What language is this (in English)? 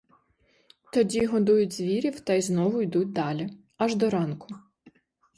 Ukrainian